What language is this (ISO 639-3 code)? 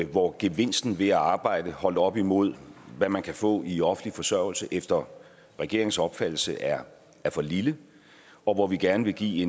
dan